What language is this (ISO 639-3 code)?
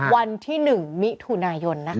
tha